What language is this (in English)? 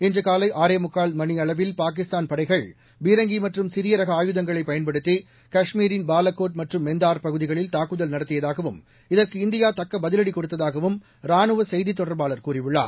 Tamil